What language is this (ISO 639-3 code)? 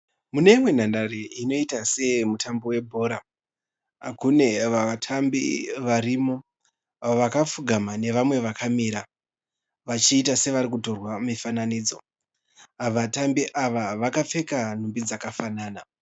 sna